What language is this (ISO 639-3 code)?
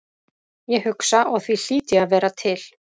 isl